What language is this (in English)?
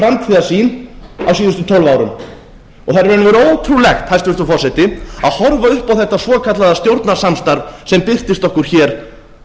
Icelandic